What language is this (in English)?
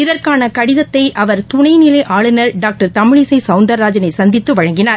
Tamil